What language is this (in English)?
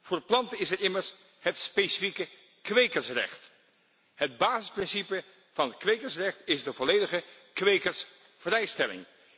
Dutch